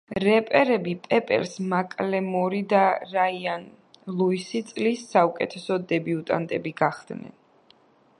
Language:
Georgian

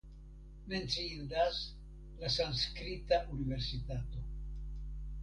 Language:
Esperanto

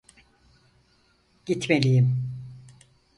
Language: Turkish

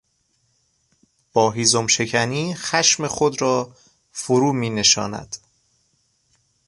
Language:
Persian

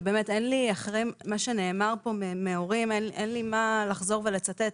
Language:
Hebrew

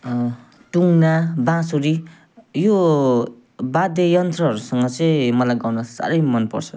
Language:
Nepali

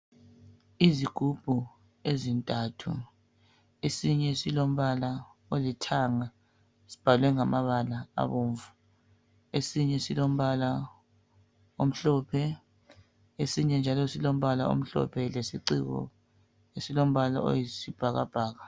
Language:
North Ndebele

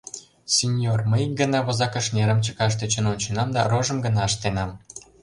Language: Mari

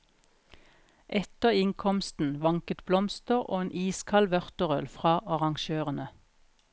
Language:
Norwegian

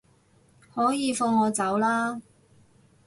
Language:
Cantonese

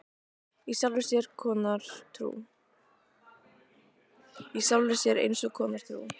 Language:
Icelandic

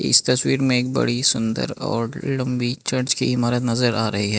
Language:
Hindi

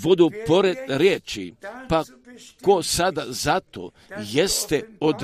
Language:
Croatian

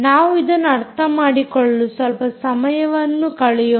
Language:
Kannada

